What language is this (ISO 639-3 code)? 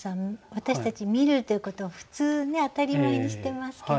jpn